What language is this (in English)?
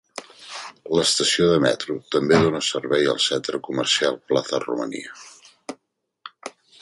Catalan